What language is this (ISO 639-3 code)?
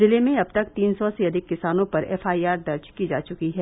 hin